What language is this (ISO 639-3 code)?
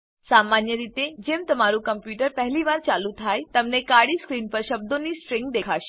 guj